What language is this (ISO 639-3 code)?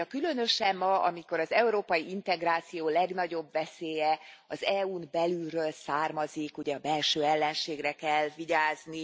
hun